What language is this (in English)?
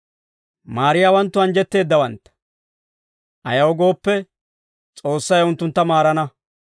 Dawro